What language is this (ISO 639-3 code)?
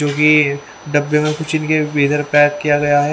hin